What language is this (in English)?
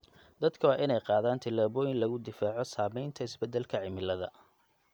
Somali